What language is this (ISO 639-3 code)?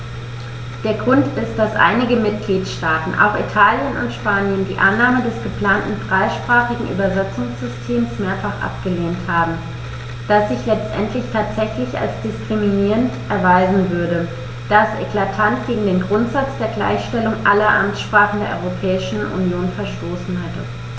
deu